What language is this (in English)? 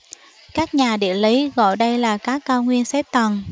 Vietnamese